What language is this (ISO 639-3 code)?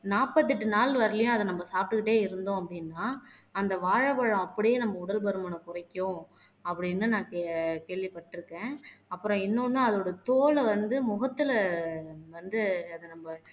tam